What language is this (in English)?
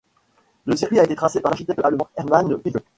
French